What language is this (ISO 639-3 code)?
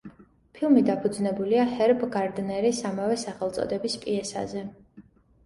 kat